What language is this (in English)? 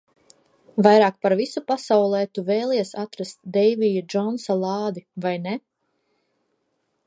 Latvian